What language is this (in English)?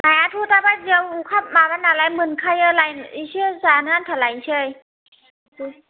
Bodo